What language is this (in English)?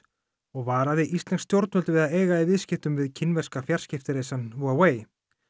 Icelandic